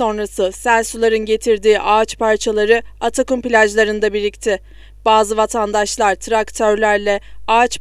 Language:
Turkish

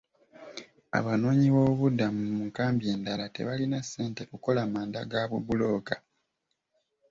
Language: Ganda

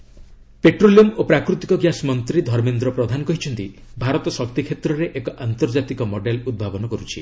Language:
Odia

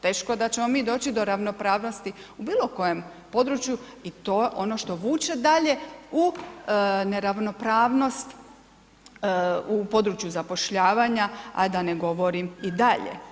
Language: Croatian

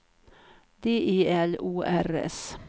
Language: Swedish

